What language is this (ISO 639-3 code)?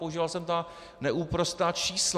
ces